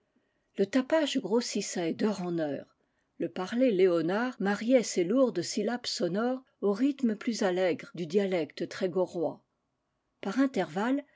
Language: French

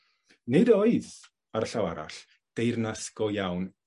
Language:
Welsh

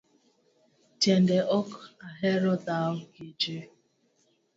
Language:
Luo (Kenya and Tanzania)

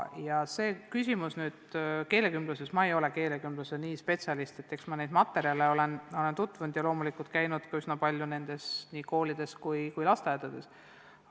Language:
Estonian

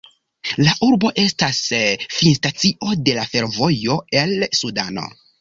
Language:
Esperanto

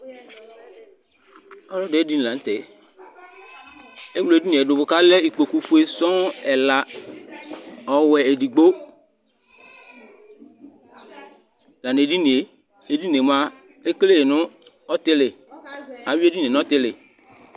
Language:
Ikposo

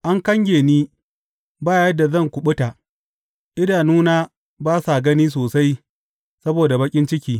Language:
Hausa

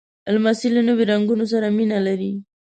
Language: Pashto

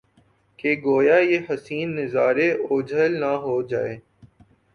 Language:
Urdu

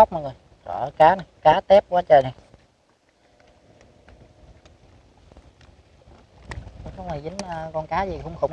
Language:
Vietnamese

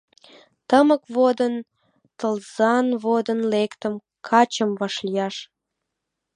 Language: Mari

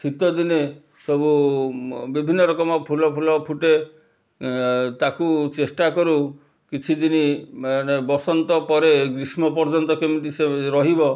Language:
Odia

